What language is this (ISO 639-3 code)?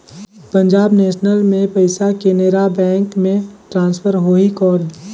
hne